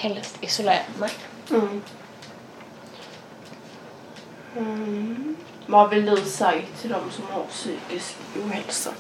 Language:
Swedish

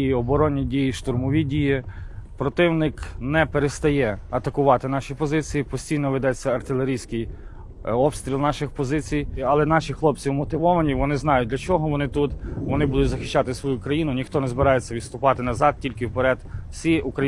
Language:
Ukrainian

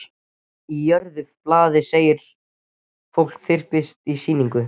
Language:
Icelandic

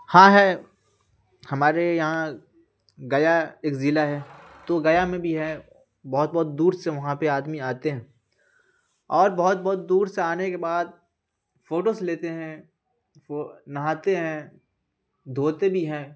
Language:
Urdu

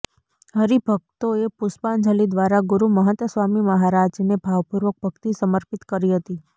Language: Gujarati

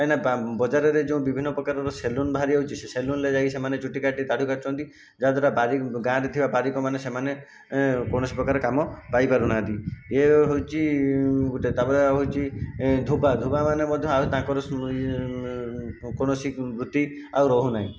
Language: Odia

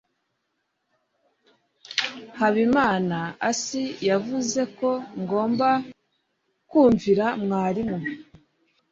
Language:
Kinyarwanda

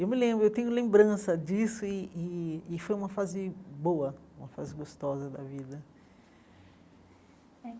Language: Portuguese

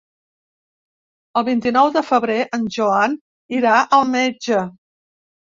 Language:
Catalan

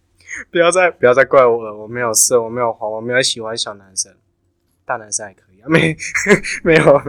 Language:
Chinese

